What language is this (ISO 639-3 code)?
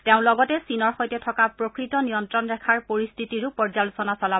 asm